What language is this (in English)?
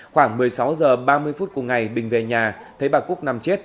Vietnamese